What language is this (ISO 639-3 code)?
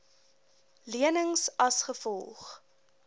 afr